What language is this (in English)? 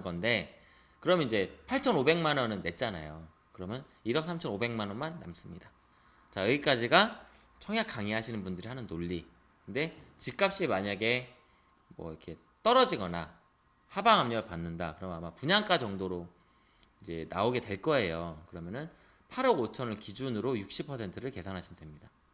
Korean